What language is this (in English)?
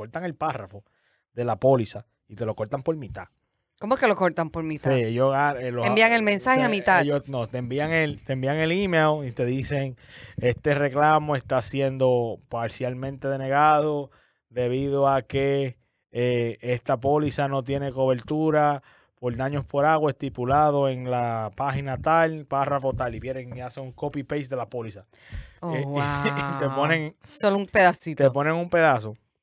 Spanish